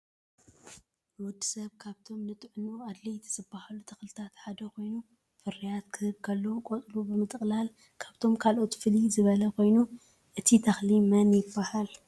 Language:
Tigrinya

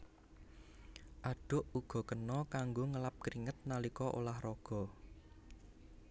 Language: Javanese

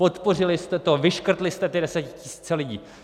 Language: Czech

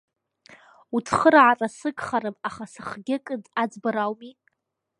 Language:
Abkhazian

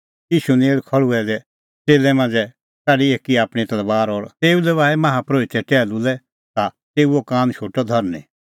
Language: Kullu Pahari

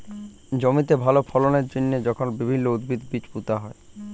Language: Bangla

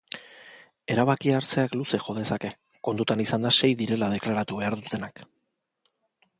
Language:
Basque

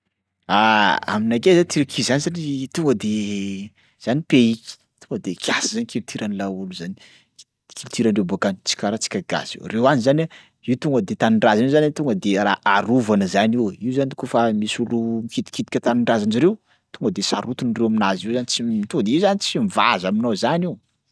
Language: Sakalava Malagasy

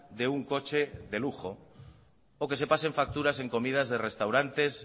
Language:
Spanish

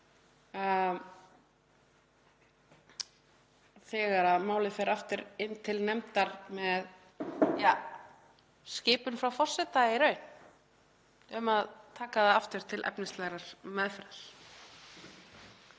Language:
Icelandic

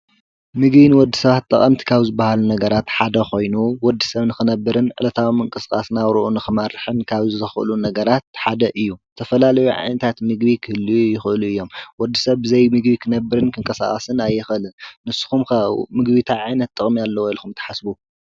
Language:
Tigrinya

